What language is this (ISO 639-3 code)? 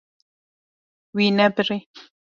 kur